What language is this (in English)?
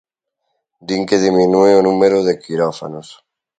Galician